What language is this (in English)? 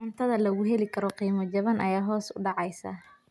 Somali